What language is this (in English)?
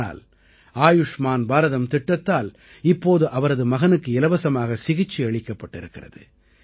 Tamil